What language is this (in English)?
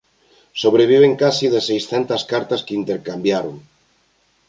Galician